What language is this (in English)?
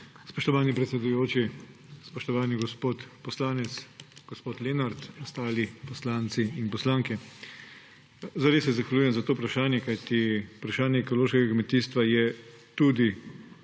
Slovenian